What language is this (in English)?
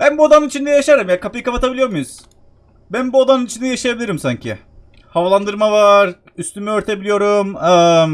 Turkish